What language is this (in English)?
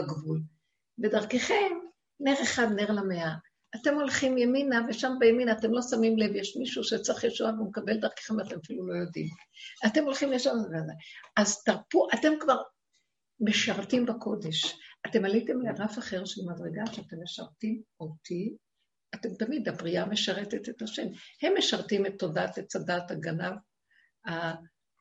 Hebrew